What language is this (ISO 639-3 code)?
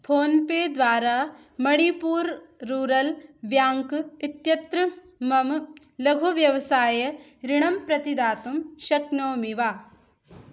san